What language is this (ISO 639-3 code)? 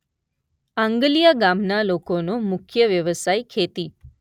guj